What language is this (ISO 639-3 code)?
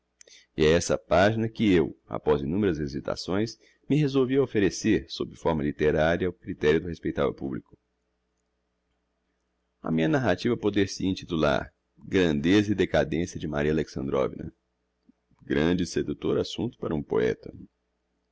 por